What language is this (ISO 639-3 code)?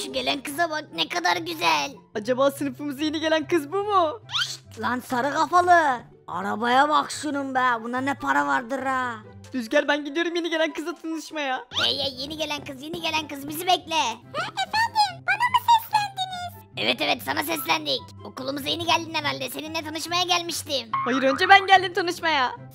tur